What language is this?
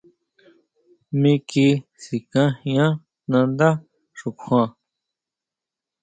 Huautla Mazatec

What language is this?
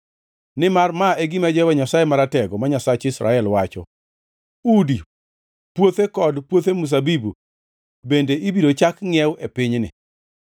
Luo (Kenya and Tanzania)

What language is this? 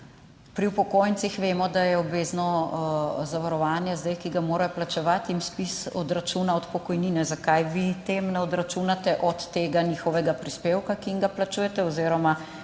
Slovenian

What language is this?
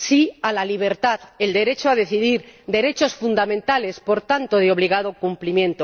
Spanish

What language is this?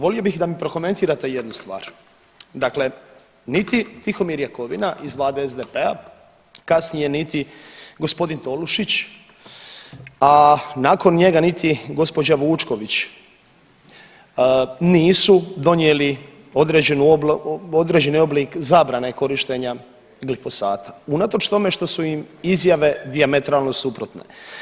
Croatian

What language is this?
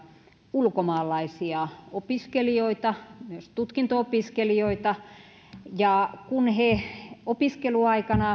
Finnish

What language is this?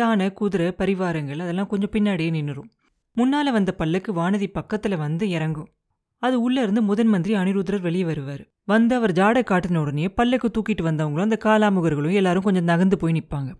Tamil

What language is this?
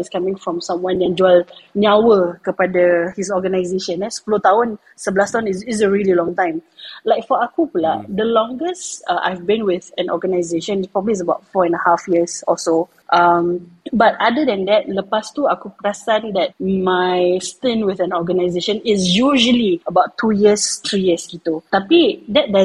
Malay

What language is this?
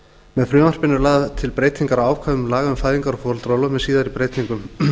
Icelandic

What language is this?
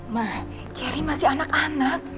Indonesian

